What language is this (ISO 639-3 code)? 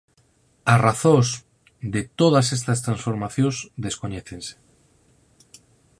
glg